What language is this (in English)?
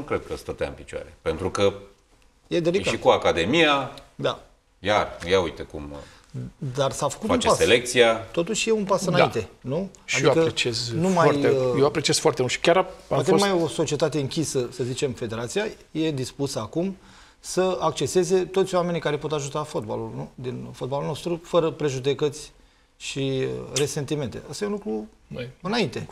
Romanian